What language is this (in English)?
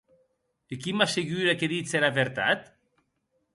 Occitan